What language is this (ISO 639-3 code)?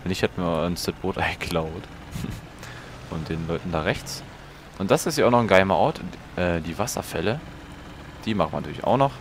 deu